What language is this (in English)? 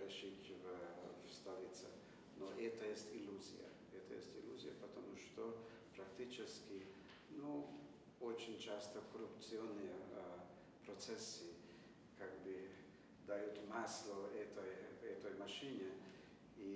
Russian